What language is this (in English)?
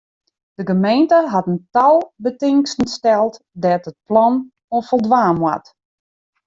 Western Frisian